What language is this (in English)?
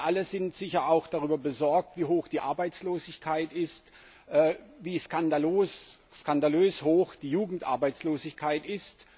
German